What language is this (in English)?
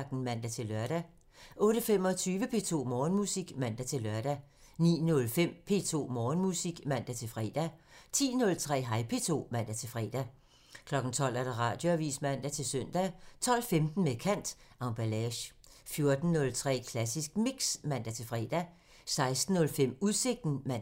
Danish